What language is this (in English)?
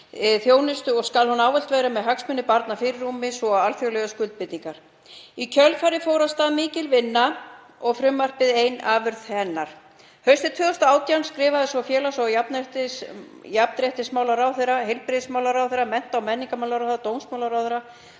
Icelandic